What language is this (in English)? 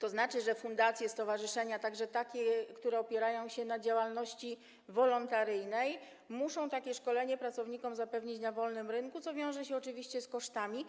Polish